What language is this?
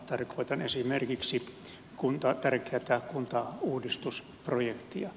Finnish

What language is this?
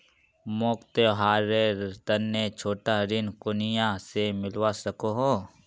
Magahi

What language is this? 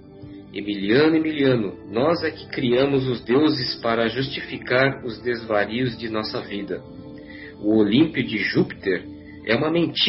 Portuguese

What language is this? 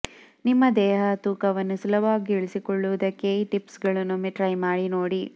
Kannada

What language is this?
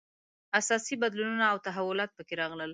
Pashto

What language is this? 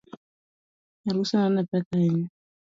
Luo (Kenya and Tanzania)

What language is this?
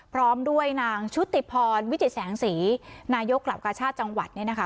Thai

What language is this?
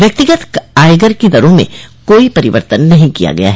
Hindi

